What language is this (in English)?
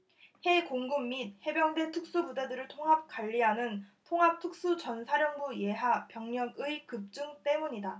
Korean